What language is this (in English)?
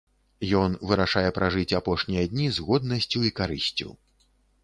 Belarusian